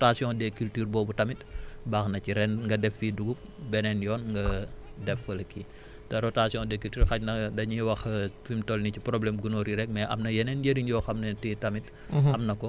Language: Wolof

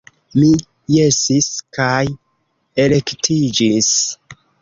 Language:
Esperanto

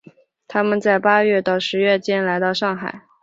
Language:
Chinese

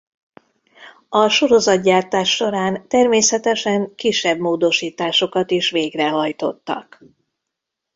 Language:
Hungarian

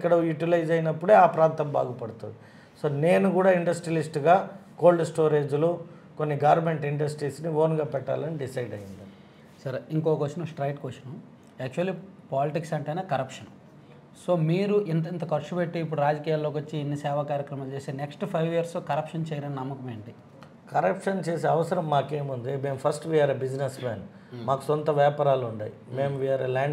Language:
Telugu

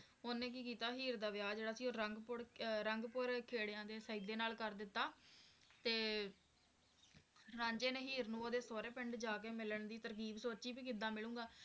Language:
Punjabi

